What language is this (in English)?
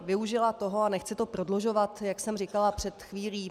Czech